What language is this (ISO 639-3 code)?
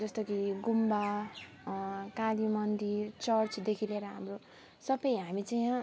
nep